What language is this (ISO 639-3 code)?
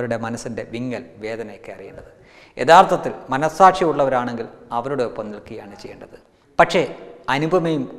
eng